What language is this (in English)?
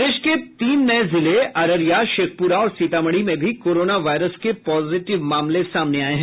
Hindi